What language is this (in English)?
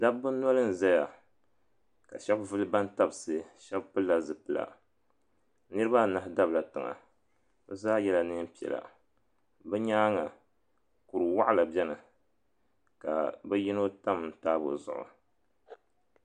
Dagbani